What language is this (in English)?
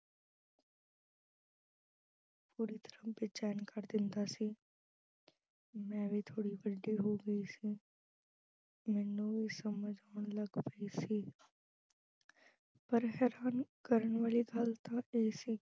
Punjabi